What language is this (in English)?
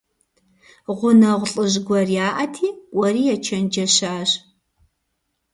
Kabardian